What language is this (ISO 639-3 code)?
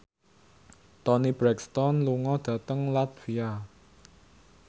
jav